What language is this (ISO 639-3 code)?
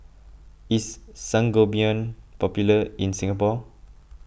eng